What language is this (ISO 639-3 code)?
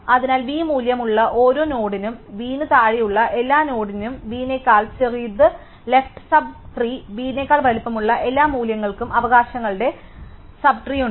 mal